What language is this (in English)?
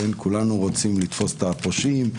Hebrew